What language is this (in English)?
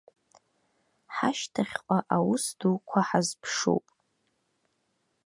Abkhazian